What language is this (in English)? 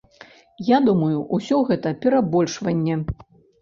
Belarusian